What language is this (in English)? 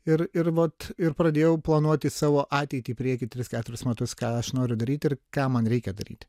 Lithuanian